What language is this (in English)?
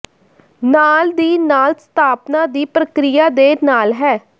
Punjabi